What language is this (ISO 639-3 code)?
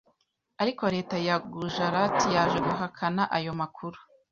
kin